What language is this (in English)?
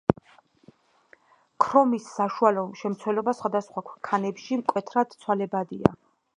Georgian